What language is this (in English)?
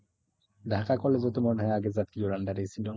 Bangla